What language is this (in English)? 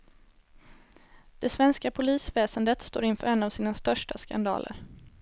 Swedish